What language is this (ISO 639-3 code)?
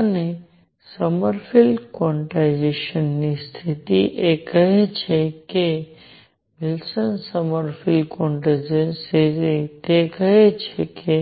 guj